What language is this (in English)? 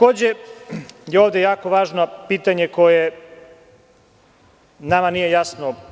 Serbian